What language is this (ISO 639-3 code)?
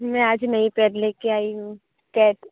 guj